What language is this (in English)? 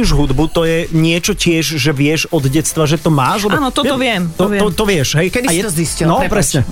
Slovak